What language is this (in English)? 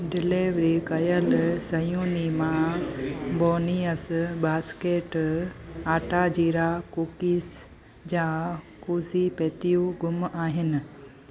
Sindhi